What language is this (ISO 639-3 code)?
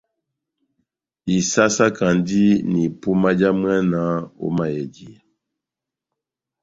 bnm